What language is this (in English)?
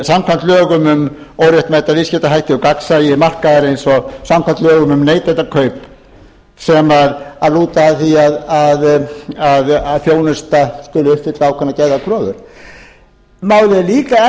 Icelandic